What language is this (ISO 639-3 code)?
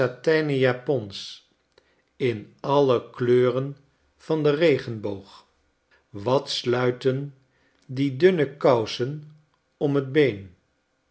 nld